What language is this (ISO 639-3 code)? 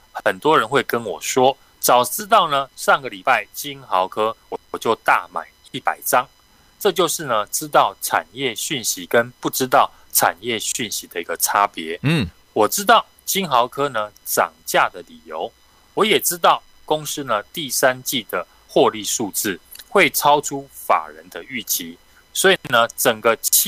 zho